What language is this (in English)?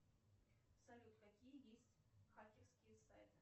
Russian